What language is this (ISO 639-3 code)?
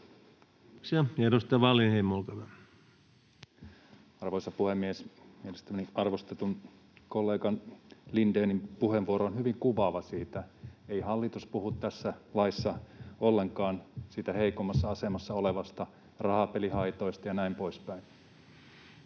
fin